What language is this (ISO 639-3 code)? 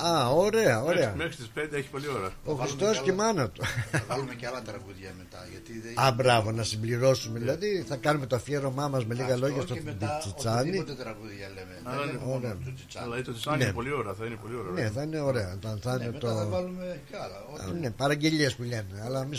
ell